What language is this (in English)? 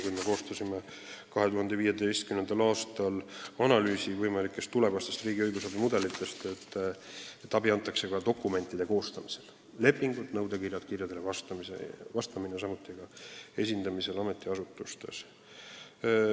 Estonian